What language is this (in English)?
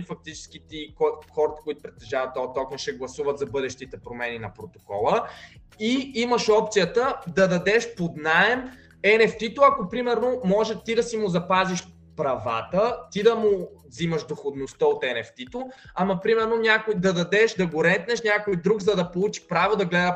Bulgarian